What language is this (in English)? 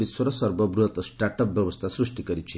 Odia